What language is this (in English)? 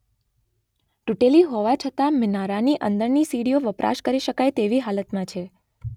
Gujarati